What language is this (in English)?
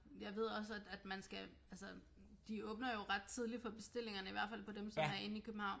Danish